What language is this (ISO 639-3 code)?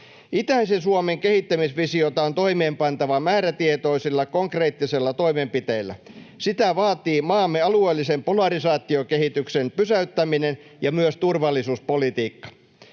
fin